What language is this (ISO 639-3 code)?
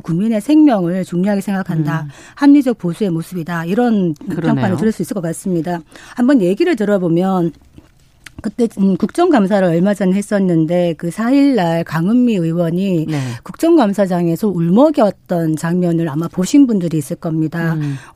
kor